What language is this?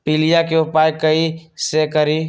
Magahi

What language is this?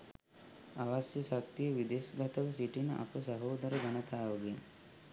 Sinhala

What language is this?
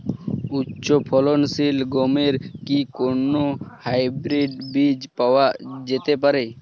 Bangla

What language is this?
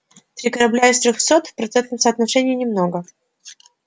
Russian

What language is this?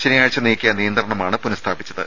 Malayalam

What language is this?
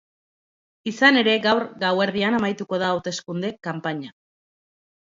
Basque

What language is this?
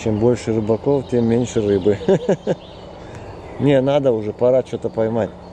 Russian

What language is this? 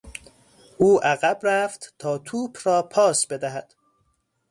Persian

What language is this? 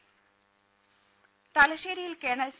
Malayalam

